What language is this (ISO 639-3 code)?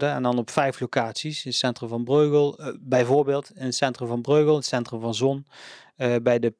nld